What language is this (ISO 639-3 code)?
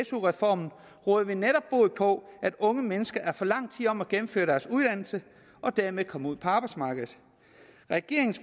dan